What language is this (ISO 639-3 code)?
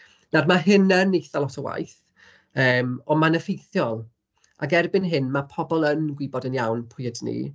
cym